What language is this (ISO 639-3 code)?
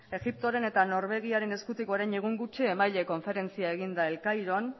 eus